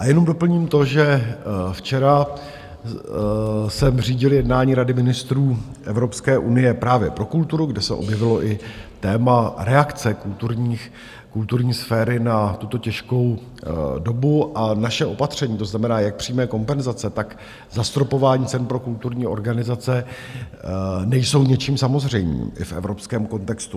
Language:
Czech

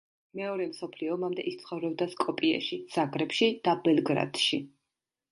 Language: Georgian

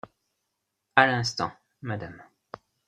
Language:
French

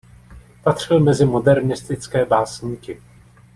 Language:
Czech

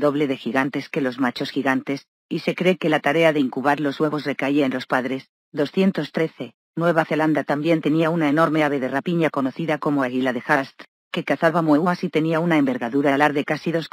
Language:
Spanish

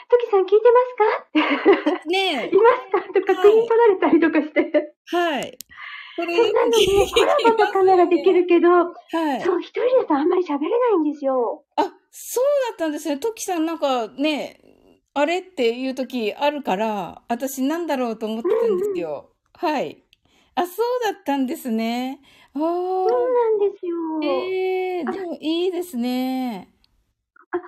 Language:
Japanese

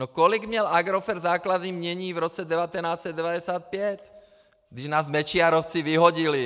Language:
Czech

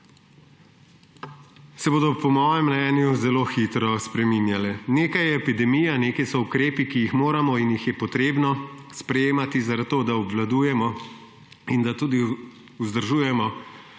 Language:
Slovenian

